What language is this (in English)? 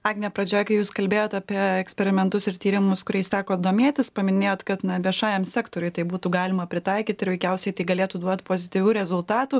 Lithuanian